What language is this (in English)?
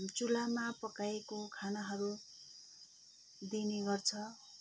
Nepali